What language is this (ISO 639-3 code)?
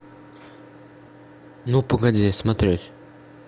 rus